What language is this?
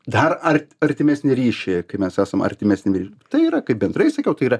Lithuanian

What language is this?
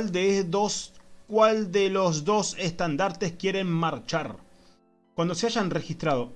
Spanish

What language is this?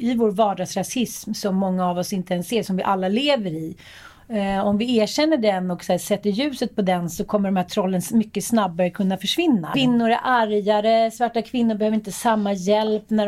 Swedish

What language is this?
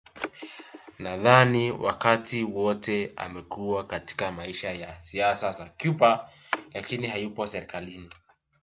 Swahili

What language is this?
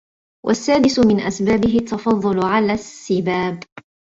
Arabic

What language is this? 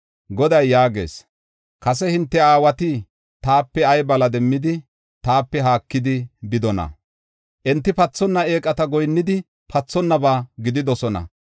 Gofa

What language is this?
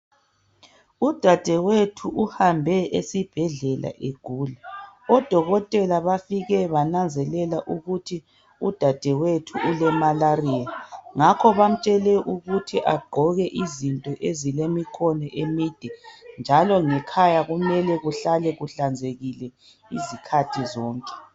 North Ndebele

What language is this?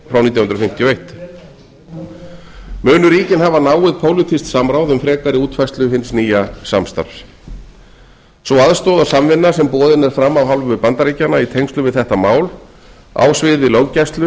Icelandic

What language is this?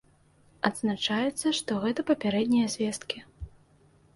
Belarusian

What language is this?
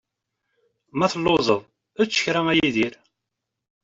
Kabyle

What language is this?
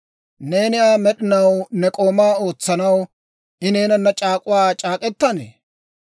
Dawro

